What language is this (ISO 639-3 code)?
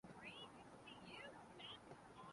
urd